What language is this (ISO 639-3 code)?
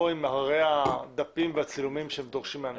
heb